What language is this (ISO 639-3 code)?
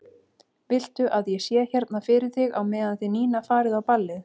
isl